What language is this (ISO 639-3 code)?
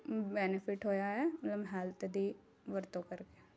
pan